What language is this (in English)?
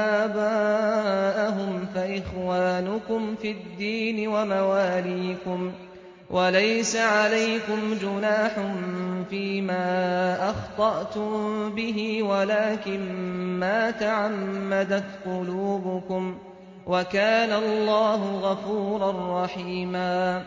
Arabic